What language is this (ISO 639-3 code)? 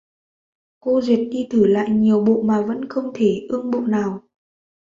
vie